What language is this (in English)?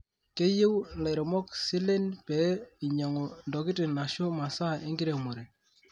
Masai